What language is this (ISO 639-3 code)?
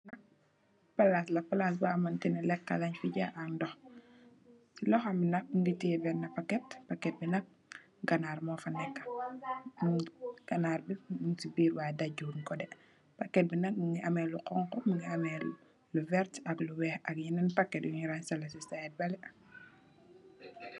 wol